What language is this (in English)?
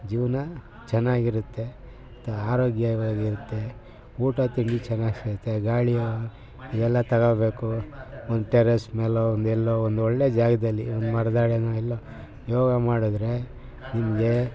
Kannada